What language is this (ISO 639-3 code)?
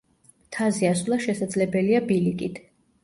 kat